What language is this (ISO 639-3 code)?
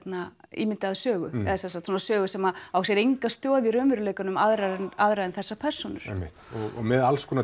isl